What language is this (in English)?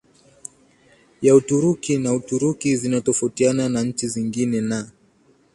Swahili